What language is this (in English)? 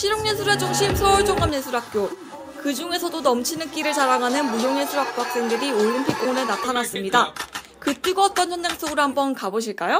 Korean